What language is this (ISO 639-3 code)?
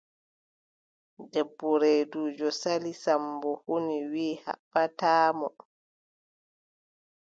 fub